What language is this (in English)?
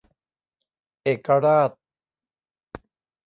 Thai